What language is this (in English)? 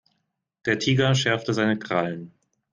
German